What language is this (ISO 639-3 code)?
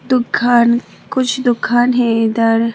hin